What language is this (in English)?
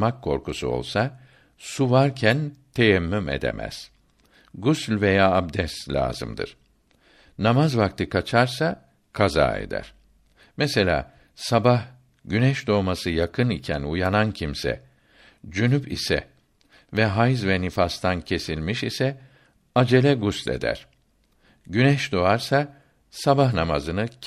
Turkish